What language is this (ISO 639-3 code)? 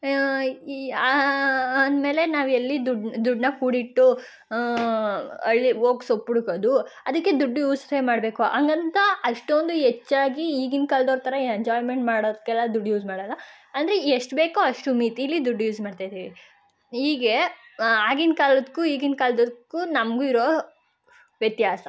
kan